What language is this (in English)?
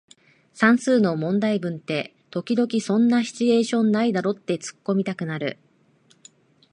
Japanese